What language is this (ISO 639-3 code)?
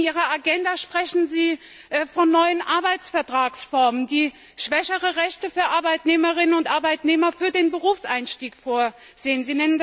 deu